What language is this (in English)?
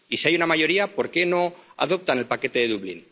Spanish